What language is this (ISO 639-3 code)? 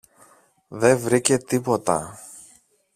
ell